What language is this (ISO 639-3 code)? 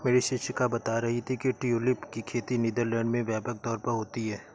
hin